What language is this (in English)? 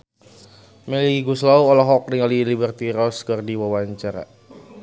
Sundanese